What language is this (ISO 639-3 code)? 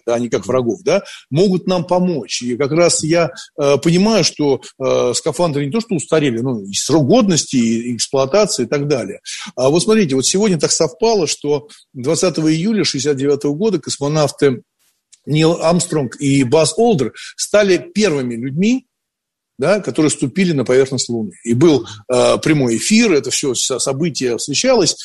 rus